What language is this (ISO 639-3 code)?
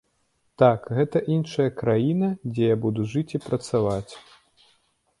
bel